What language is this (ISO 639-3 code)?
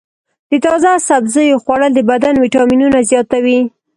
pus